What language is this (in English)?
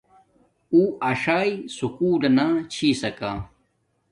Domaaki